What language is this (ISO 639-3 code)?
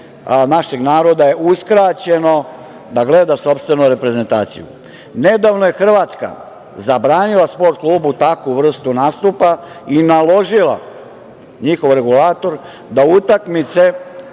srp